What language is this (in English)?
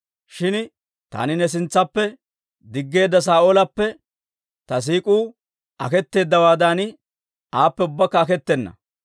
Dawro